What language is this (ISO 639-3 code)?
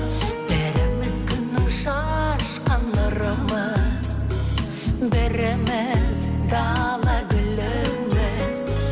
kaz